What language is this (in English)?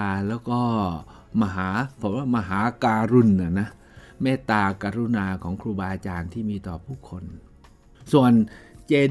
Thai